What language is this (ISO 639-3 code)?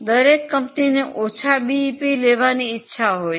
guj